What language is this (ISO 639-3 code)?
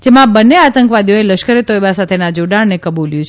guj